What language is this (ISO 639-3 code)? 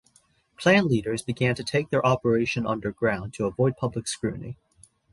eng